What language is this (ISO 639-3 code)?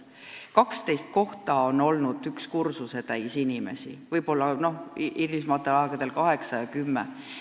est